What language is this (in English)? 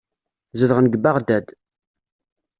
Kabyle